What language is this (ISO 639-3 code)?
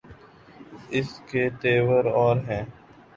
urd